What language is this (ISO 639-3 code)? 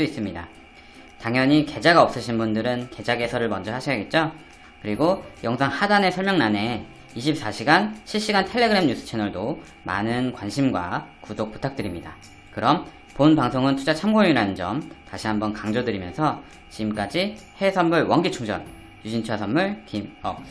kor